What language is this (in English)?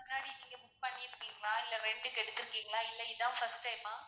Tamil